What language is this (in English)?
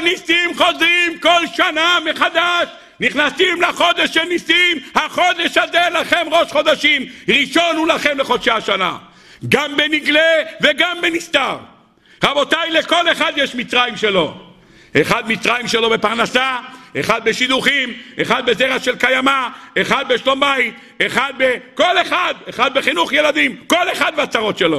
Hebrew